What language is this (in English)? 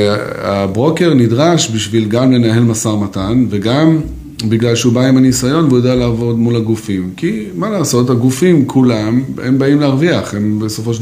Hebrew